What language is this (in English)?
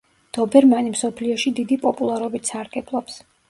Georgian